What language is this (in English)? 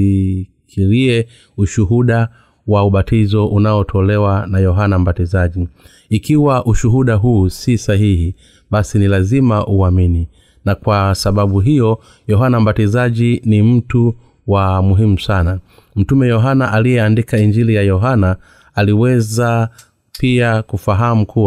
Swahili